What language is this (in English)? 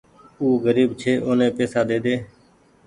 Goaria